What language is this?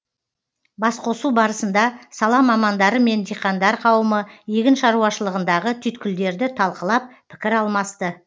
Kazakh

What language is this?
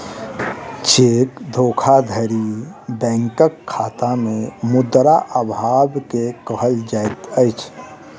Maithili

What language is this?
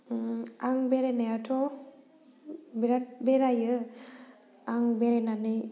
Bodo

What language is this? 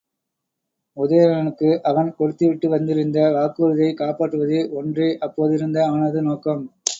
Tamil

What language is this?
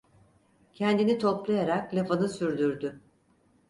Turkish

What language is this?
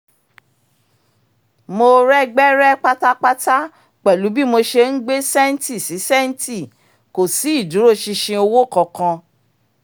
Yoruba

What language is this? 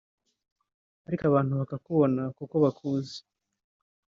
Kinyarwanda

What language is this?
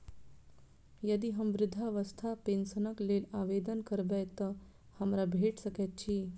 Maithili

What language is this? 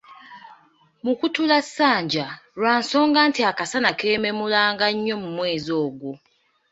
Ganda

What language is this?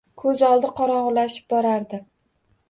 Uzbek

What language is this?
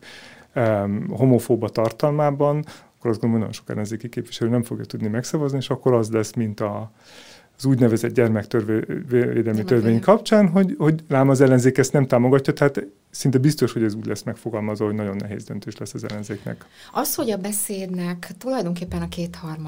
Hungarian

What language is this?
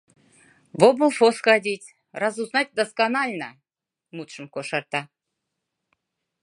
Mari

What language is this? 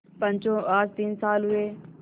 Hindi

